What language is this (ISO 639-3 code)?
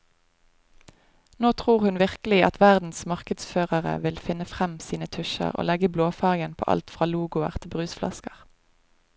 nor